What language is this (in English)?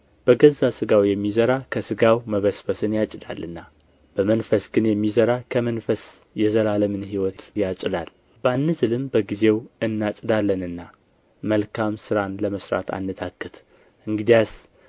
Amharic